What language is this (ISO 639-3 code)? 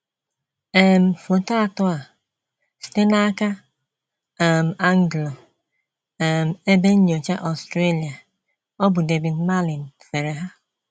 ibo